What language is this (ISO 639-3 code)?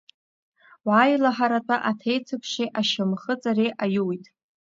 abk